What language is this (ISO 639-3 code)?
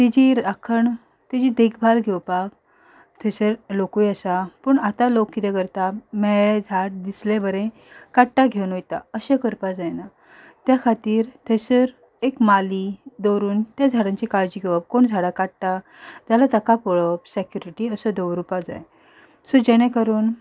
kok